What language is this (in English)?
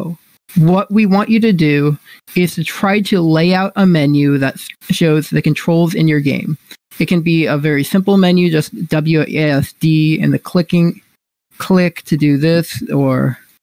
English